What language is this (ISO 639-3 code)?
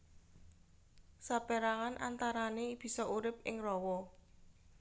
jav